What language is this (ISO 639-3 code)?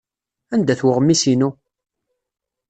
kab